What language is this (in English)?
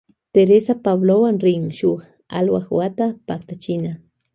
Loja Highland Quichua